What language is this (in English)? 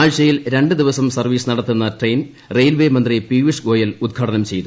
Malayalam